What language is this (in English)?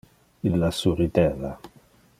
Interlingua